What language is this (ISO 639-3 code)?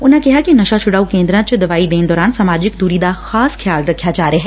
pan